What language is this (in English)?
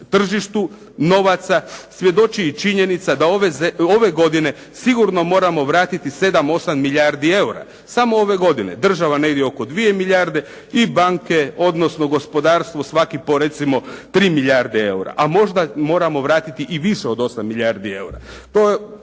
Croatian